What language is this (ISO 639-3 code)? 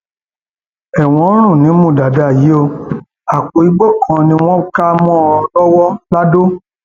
yor